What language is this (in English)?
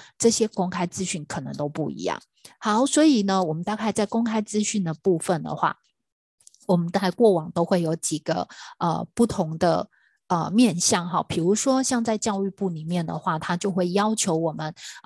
Chinese